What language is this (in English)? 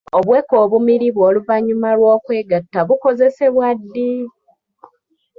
Ganda